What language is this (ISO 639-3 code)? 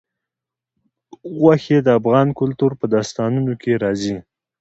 pus